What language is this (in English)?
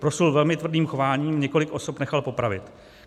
Czech